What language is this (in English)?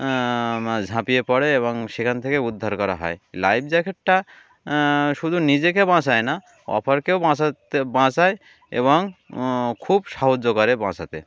Bangla